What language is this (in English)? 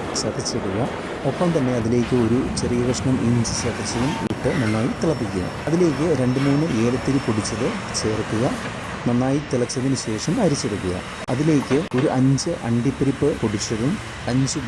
Malayalam